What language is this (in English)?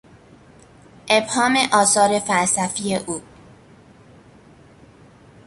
Persian